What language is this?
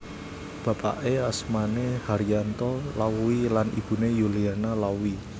Javanese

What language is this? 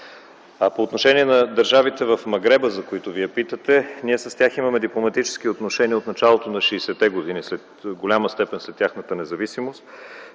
Bulgarian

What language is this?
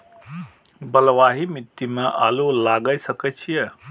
Maithili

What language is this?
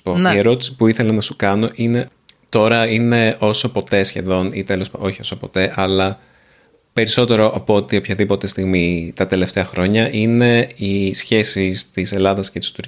Greek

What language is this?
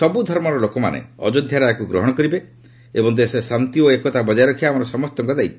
Odia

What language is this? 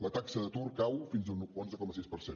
Catalan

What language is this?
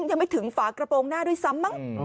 Thai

